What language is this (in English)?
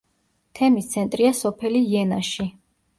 Georgian